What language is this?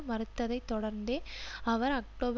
Tamil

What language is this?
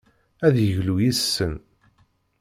Kabyle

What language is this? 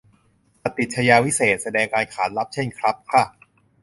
Thai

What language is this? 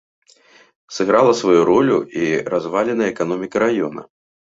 Belarusian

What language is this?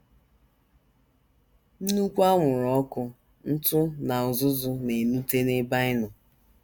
Igbo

